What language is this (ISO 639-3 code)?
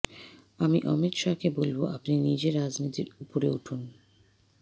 ben